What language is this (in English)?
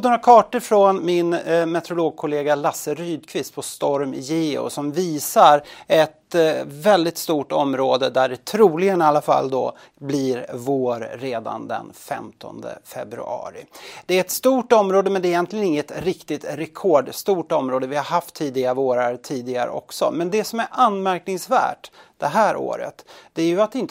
Swedish